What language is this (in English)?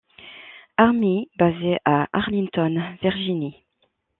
French